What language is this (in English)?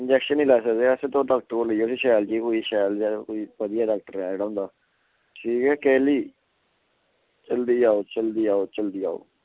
Dogri